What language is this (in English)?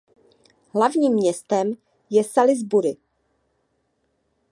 Czech